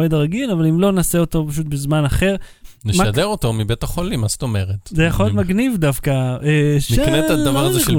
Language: Hebrew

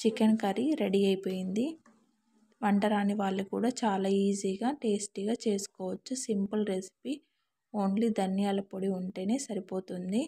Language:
Telugu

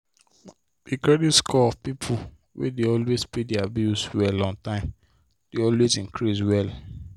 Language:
Nigerian Pidgin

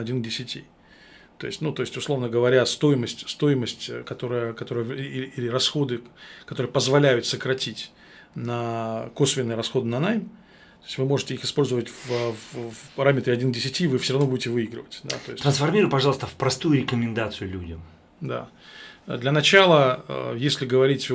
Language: Russian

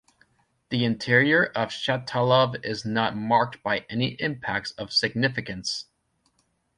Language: English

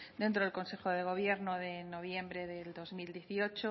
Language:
Spanish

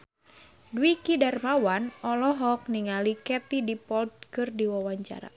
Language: Sundanese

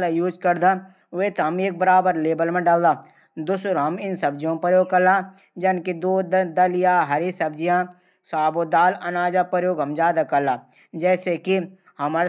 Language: Garhwali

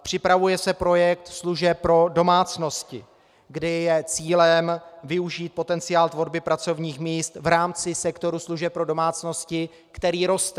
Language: Czech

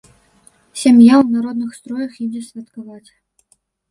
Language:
Belarusian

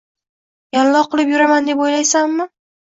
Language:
Uzbek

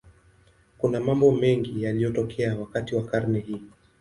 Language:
Swahili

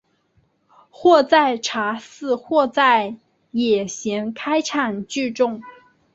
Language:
Chinese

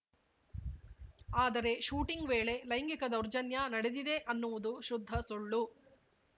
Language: Kannada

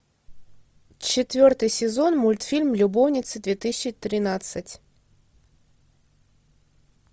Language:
Russian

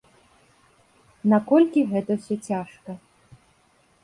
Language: Belarusian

